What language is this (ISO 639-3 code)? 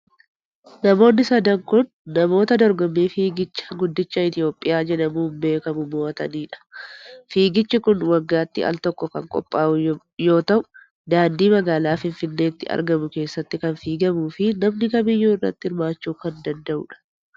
orm